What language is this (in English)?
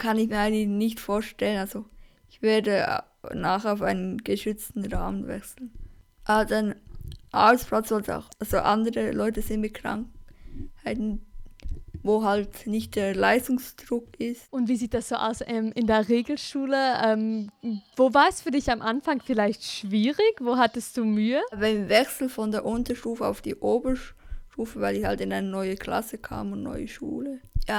German